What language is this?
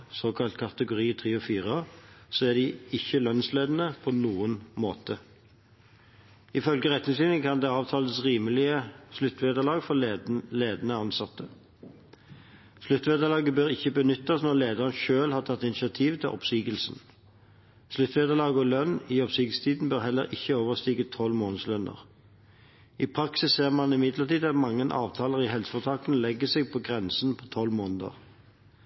Norwegian Bokmål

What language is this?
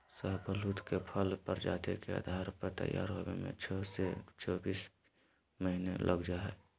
Magahi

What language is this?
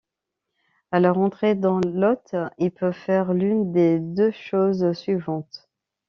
French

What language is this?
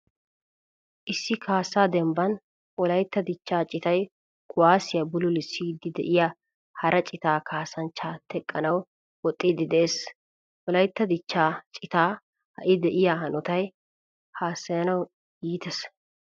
Wolaytta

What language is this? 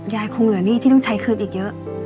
Thai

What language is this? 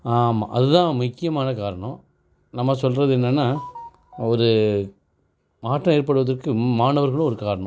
Tamil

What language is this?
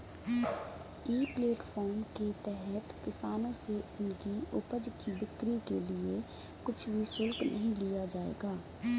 Hindi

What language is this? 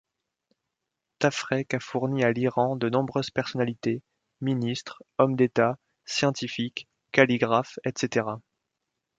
French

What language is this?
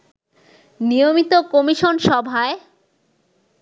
Bangla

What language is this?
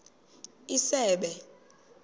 Xhosa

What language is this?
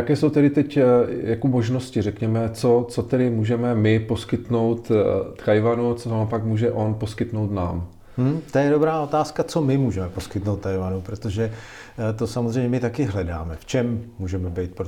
Czech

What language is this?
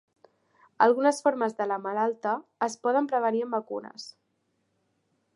Catalan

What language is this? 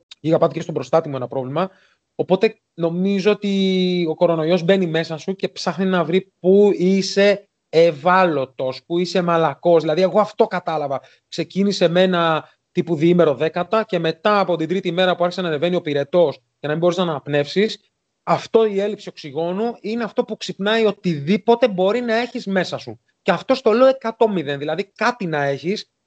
Greek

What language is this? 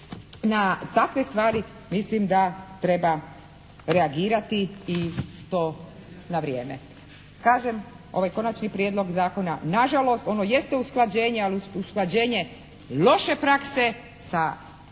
Croatian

